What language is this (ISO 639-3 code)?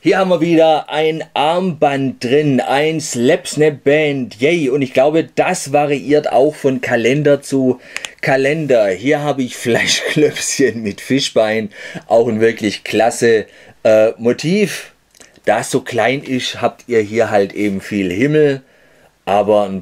deu